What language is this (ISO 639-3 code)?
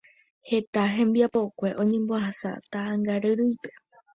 grn